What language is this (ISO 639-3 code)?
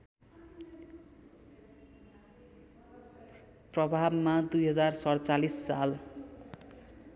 nep